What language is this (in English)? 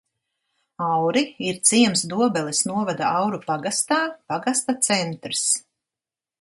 Latvian